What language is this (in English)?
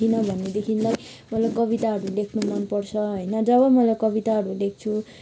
Nepali